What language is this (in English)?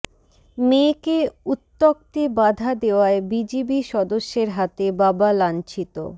Bangla